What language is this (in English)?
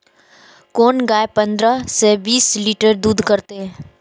Maithili